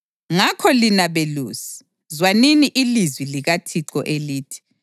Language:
North Ndebele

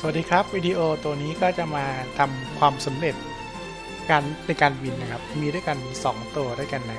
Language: Thai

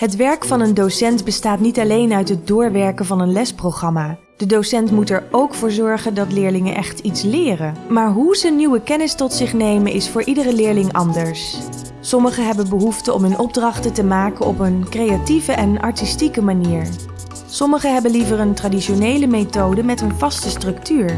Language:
Dutch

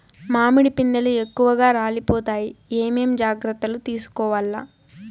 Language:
Telugu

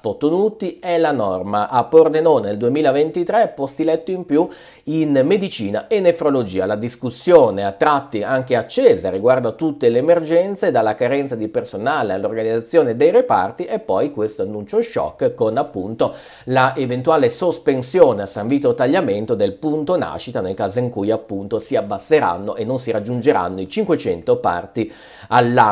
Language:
Italian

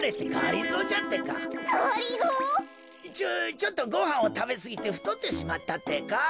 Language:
Japanese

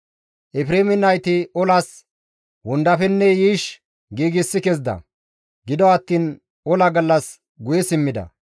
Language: Gamo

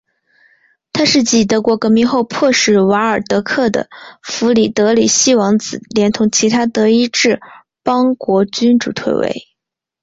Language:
Chinese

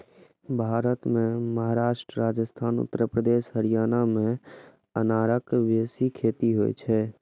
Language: Maithili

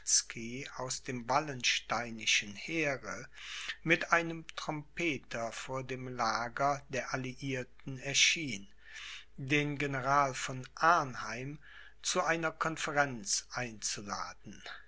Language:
German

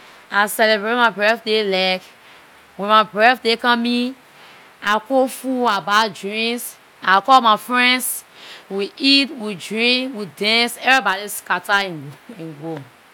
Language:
Liberian English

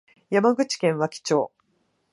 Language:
Japanese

